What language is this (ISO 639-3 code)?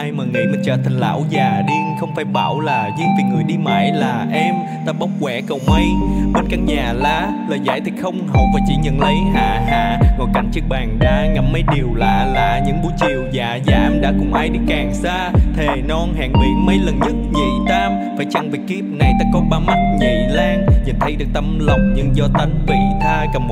vie